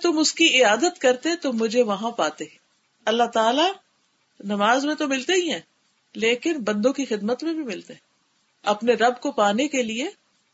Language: Urdu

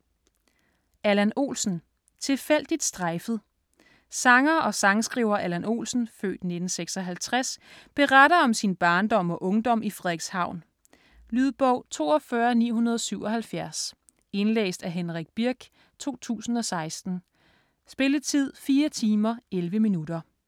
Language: Danish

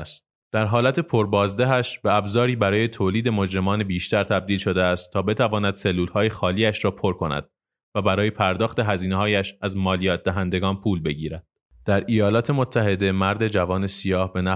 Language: Persian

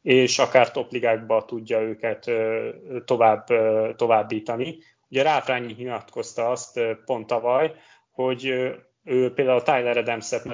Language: Hungarian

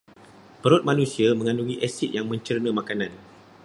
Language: Malay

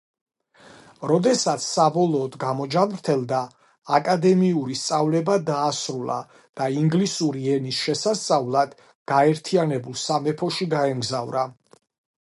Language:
Georgian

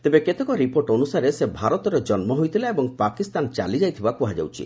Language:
Odia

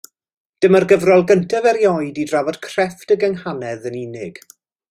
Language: Welsh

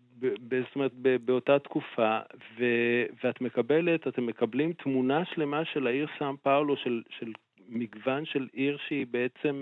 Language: Hebrew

